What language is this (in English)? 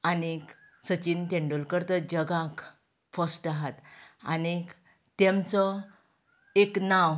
Konkani